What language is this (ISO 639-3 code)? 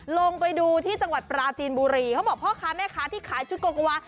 tha